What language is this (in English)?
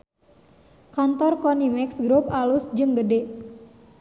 Sundanese